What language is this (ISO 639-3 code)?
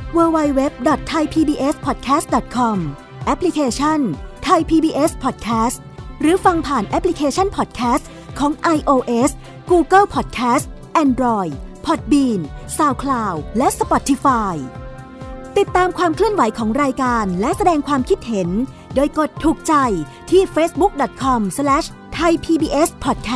tha